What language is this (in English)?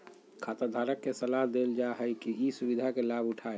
Magahi